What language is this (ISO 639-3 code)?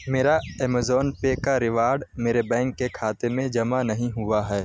urd